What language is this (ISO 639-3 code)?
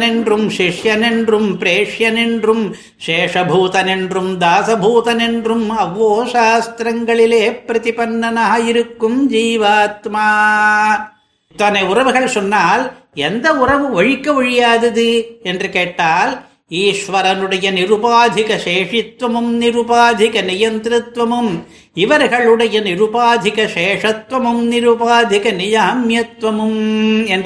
tam